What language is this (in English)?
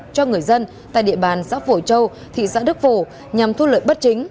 Vietnamese